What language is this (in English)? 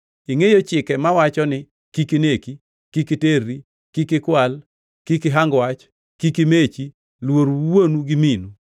Luo (Kenya and Tanzania)